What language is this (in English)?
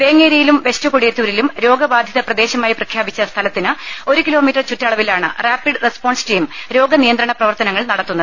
Malayalam